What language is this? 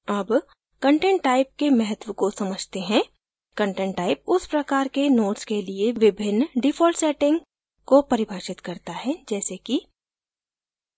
Hindi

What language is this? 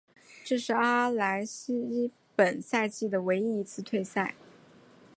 Chinese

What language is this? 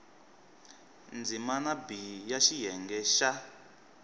Tsonga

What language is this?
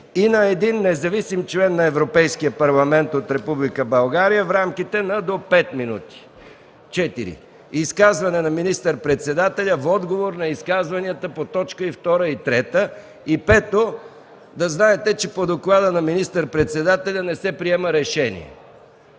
Bulgarian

